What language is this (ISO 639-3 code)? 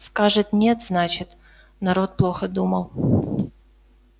rus